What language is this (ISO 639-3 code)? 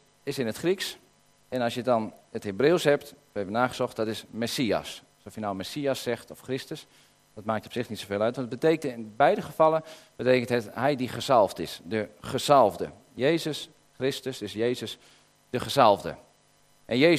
nld